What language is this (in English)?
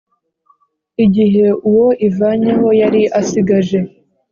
Kinyarwanda